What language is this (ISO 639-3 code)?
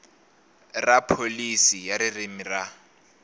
tso